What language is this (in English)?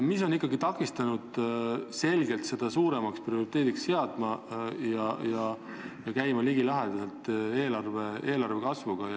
Estonian